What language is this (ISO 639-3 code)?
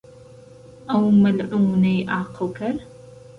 ckb